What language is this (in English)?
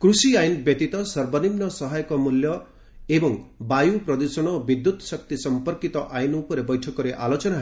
Odia